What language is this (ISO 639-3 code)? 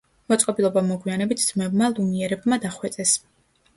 kat